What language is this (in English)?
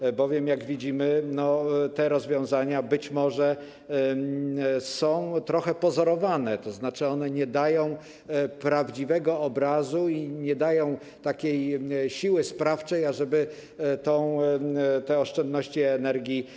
Polish